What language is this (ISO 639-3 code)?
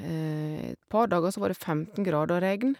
nor